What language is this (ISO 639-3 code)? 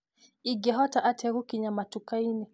kik